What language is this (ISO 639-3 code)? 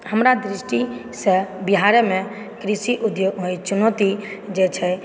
mai